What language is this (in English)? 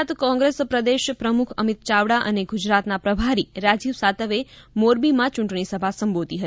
Gujarati